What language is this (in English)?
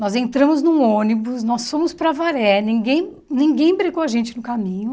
Portuguese